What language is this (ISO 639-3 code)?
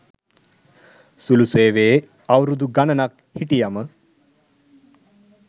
sin